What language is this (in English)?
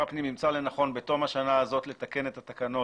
Hebrew